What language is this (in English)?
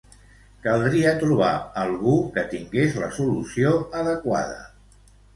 Catalan